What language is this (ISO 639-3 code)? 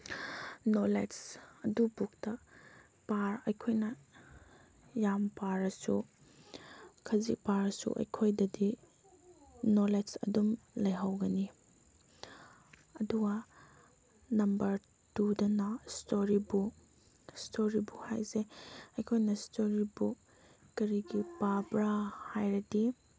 mni